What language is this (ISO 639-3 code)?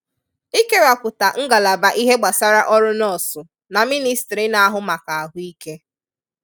ibo